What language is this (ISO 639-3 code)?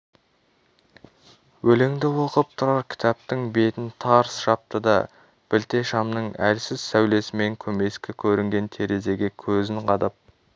kaz